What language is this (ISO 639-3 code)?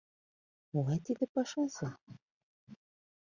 chm